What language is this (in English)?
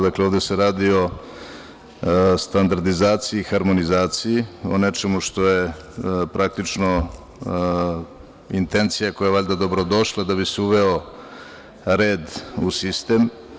Serbian